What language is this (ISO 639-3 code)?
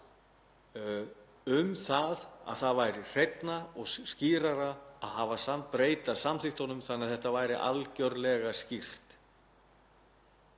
isl